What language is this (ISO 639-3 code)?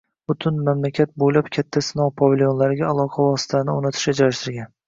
uzb